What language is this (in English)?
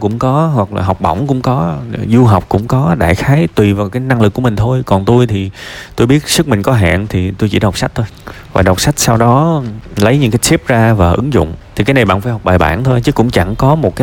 Vietnamese